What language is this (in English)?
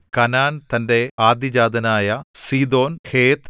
Malayalam